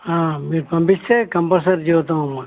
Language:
Telugu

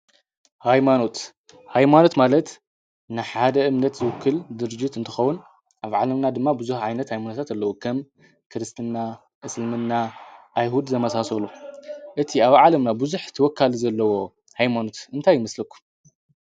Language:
Tigrinya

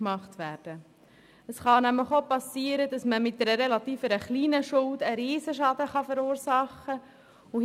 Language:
Swiss German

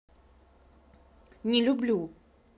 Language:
Russian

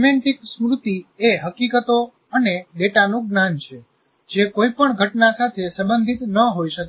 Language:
Gujarati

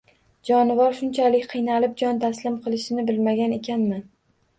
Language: Uzbek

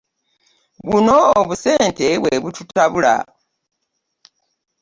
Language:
Ganda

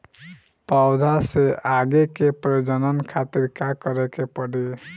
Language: Bhojpuri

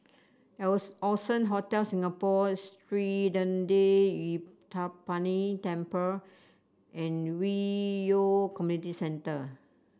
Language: English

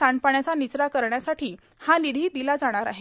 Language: Marathi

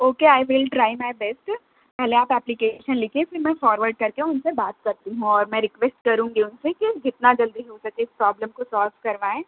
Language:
Urdu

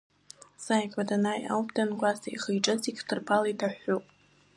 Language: Abkhazian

